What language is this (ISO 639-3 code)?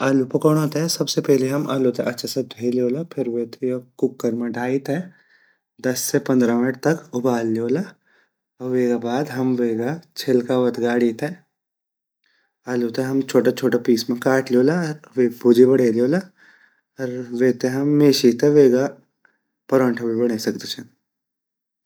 gbm